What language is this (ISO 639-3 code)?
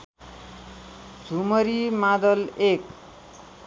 nep